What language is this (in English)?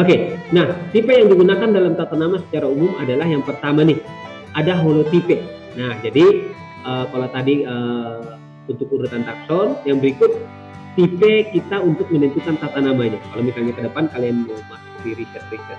Indonesian